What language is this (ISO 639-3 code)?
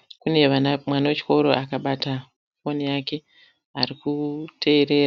sna